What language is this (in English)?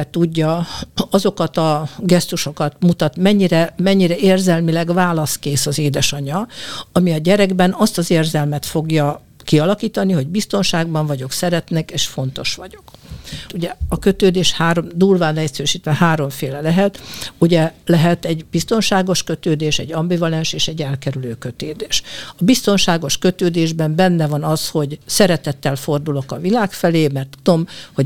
Hungarian